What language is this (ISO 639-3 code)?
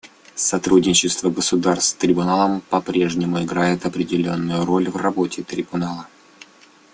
rus